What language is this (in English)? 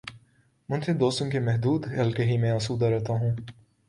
Urdu